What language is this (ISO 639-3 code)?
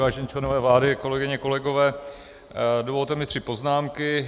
ces